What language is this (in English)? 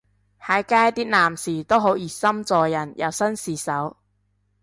Cantonese